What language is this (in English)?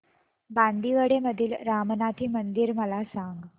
Marathi